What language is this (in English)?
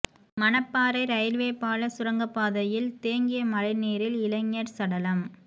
Tamil